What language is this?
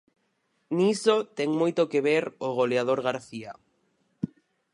Galician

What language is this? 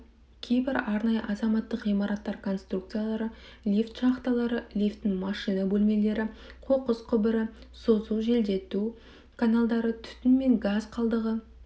Kazakh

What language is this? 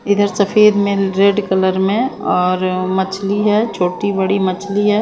Hindi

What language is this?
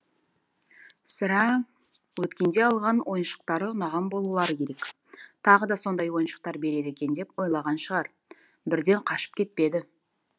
Kazakh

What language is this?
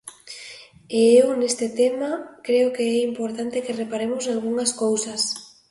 Galician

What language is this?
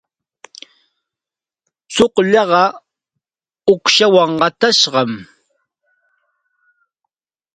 Santa Ana de Tusi Pasco Quechua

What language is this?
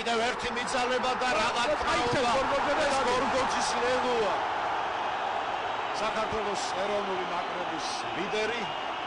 Greek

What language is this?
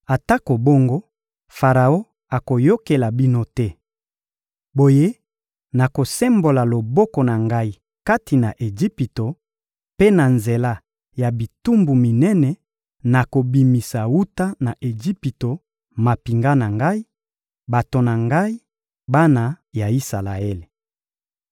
Lingala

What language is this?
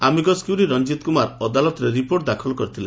Odia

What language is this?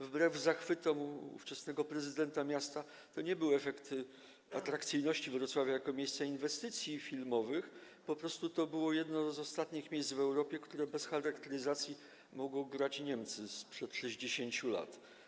Polish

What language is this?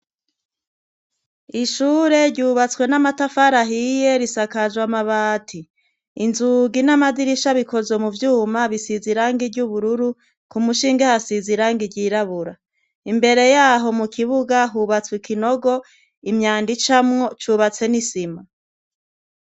Rundi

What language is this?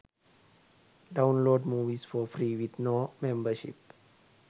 Sinhala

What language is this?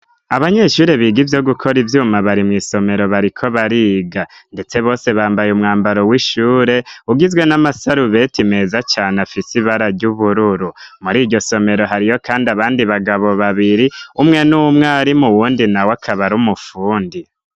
Rundi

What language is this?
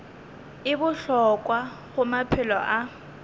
Northern Sotho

